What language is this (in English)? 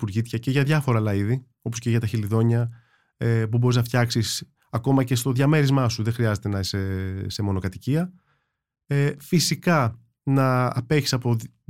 Greek